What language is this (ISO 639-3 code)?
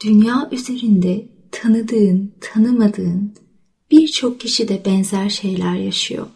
tur